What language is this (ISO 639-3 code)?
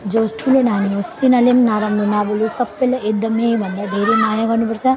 nep